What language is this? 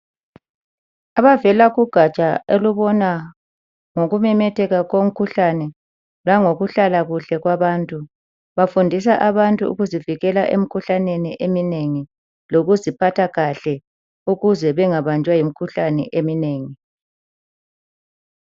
North Ndebele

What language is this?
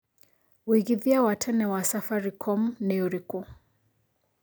Kikuyu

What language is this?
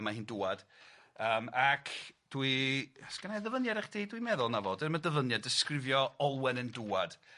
Welsh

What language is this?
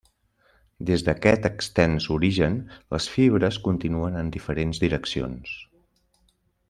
Catalan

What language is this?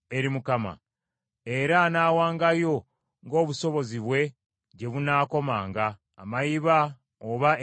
Ganda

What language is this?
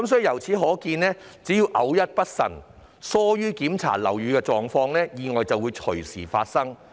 Cantonese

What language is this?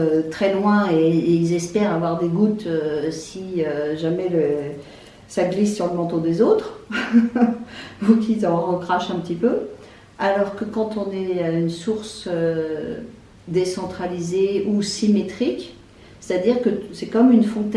French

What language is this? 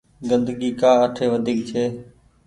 Goaria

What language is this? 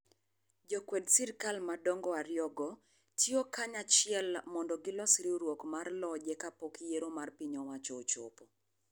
Luo (Kenya and Tanzania)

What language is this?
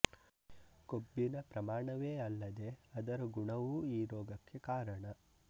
Kannada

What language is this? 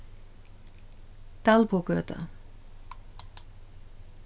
Faroese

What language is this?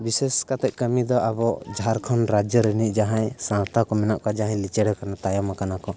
Santali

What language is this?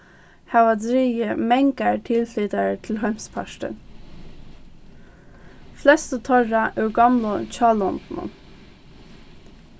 Faroese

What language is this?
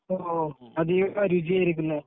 Malayalam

